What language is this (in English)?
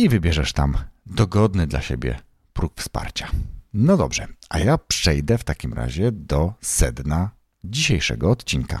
Polish